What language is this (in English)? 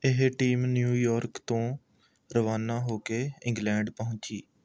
Punjabi